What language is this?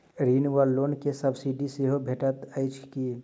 Maithili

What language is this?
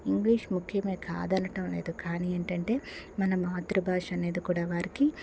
Telugu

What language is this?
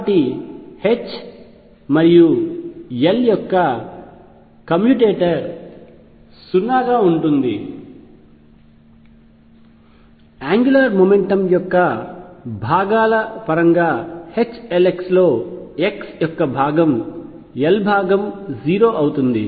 Telugu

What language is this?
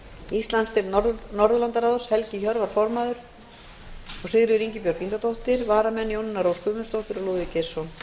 Icelandic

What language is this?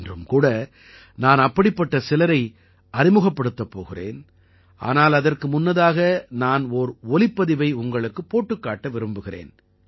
Tamil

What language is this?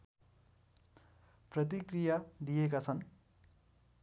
Nepali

